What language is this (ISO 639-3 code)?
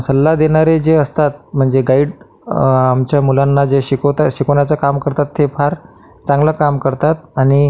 mar